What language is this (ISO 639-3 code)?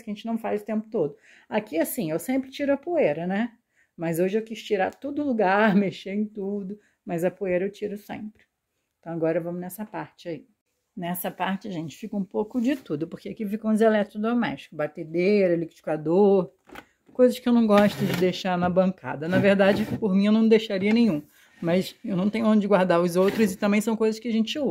por